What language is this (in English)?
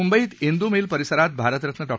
Marathi